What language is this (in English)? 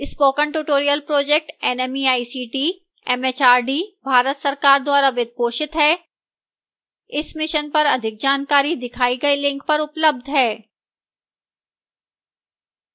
Hindi